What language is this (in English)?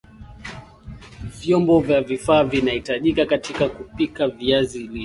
Swahili